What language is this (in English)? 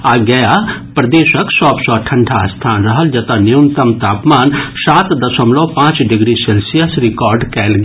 Maithili